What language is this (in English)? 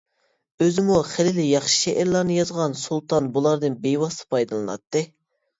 Uyghur